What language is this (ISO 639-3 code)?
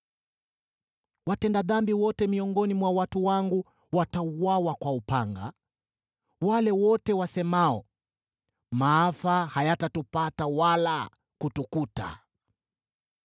swa